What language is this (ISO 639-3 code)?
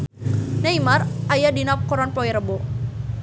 sun